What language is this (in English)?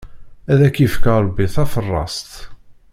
Kabyle